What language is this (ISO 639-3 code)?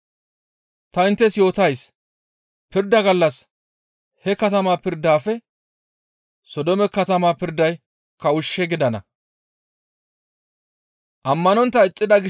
gmv